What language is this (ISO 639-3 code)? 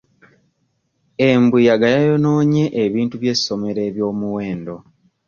lug